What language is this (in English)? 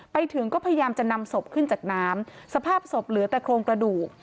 Thai